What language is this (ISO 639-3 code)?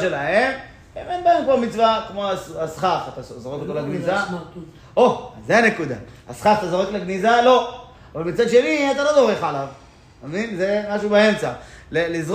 heb